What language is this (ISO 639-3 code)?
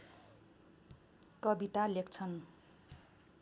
nep